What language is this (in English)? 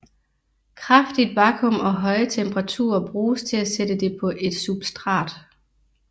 Danish